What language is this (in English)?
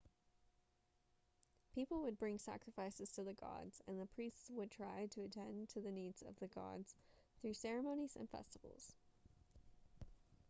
English